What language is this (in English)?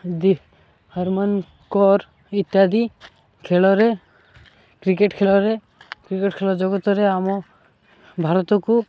Odia